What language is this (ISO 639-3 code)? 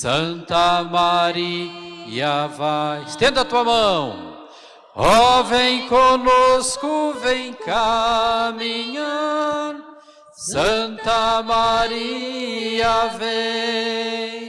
por